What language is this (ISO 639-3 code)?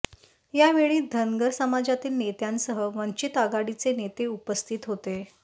mar